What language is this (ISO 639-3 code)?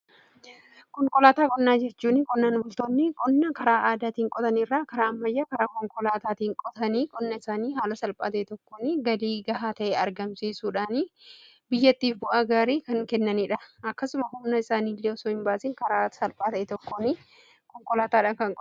orm